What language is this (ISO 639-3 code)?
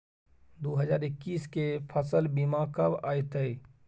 mai